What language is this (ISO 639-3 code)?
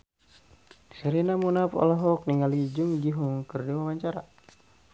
sun